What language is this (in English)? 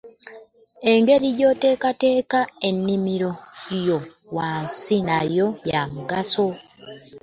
Ganda